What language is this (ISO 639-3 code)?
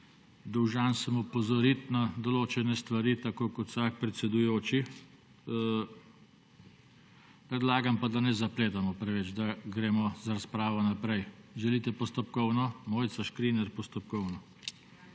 slv